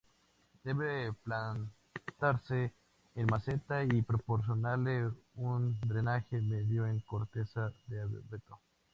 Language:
Spanish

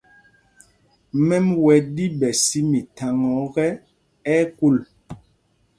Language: Mpumpong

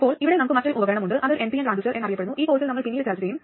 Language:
Malayalam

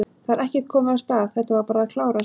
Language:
Icelandic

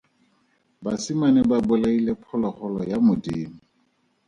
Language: Tswana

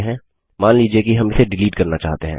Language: Hindi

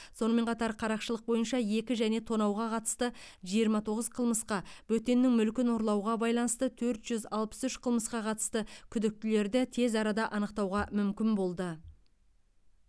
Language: Kazakh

